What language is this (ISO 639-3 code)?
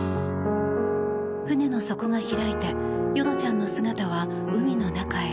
jpn